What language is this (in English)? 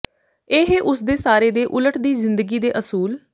Punjabi